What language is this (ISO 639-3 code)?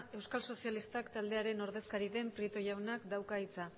eus